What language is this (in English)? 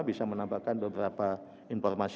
Indonesian